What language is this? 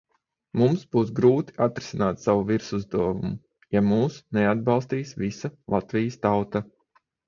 Latvian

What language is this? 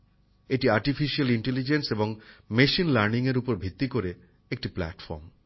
Bangla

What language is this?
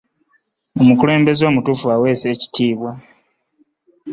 Ganda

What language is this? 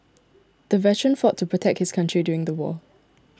English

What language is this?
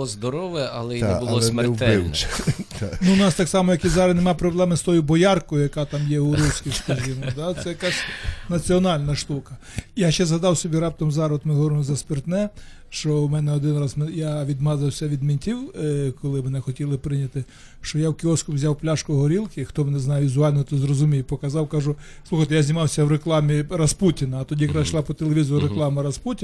Ukrainian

